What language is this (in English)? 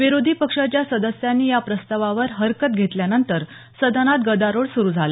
Marathi